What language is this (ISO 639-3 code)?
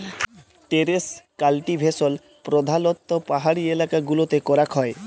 ben